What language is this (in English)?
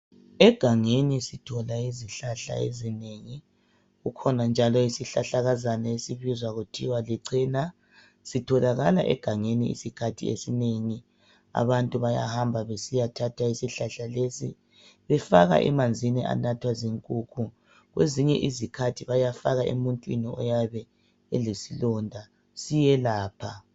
North Ndebele